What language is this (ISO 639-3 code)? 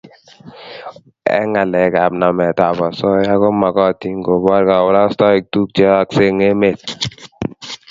kln